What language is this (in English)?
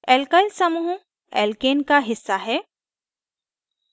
Hindi